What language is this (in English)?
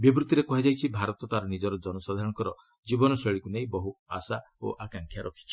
Odia